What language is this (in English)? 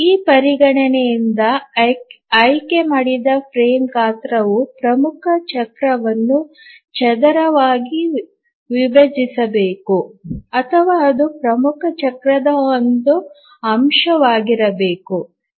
Kannada